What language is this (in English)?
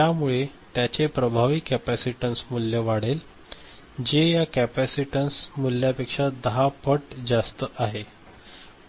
Marathi